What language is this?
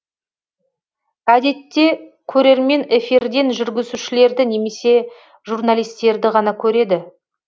Kazakh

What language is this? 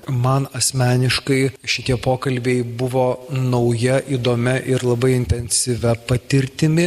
Lithuanian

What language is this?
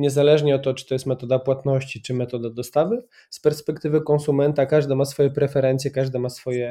Polish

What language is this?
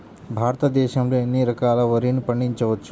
Telugu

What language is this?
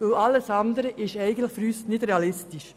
Swiss German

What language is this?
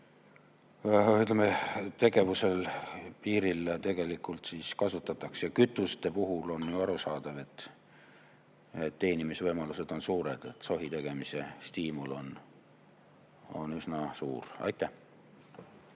Estonian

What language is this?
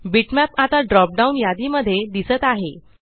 Marathi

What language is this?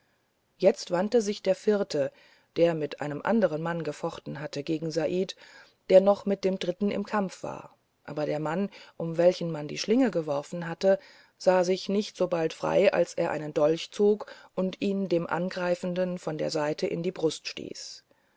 German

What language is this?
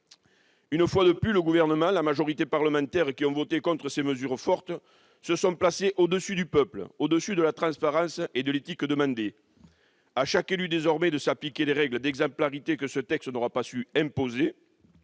French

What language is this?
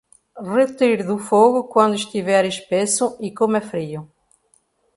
Portuguese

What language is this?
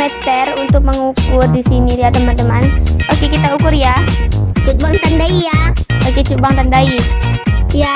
Indonesian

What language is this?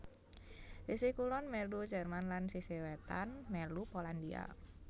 Javanese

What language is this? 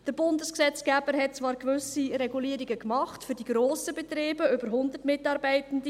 Swiss German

